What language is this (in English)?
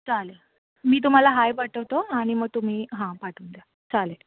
Marathi